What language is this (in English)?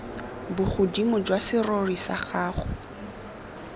Tswana